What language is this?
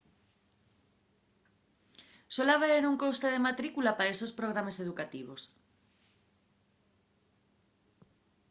Asturian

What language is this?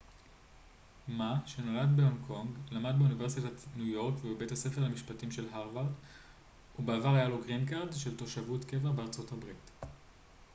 Hebrew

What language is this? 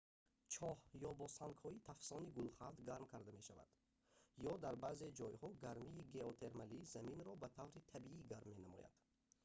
Tajik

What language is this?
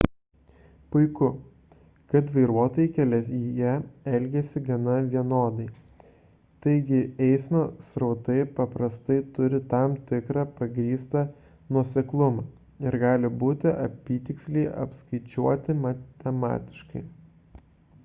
Lithuanian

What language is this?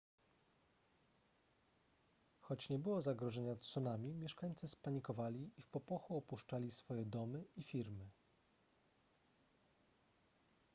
Polish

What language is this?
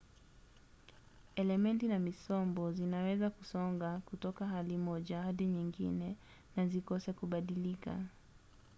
Swahili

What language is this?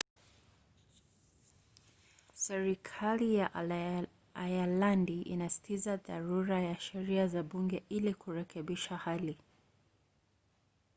Swahili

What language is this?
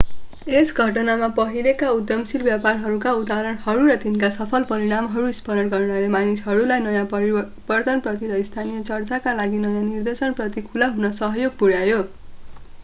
Nepali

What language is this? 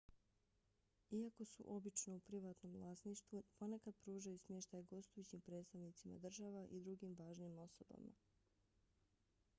Bosnian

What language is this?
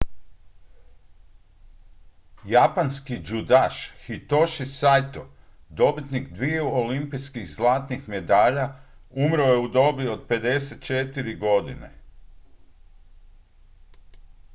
Croatian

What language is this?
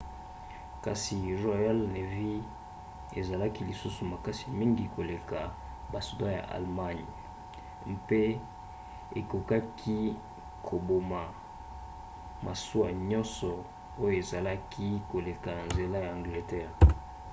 Lingala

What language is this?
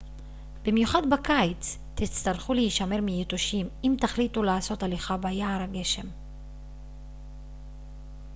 Hebrew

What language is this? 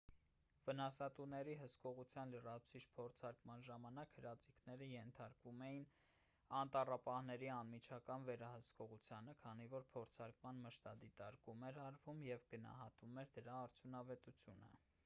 Armenian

